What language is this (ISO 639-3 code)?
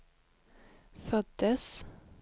swe